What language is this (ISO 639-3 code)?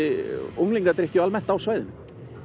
isl